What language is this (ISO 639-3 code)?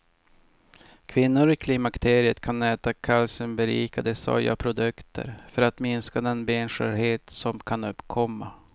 swe